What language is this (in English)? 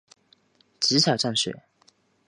Chinese